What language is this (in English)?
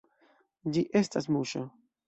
Esperanto